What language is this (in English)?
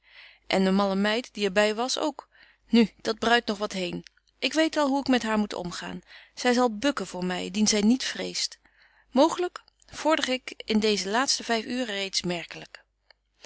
Dutch